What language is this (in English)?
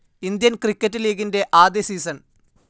Malayalam